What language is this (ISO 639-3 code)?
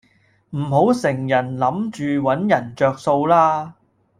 yue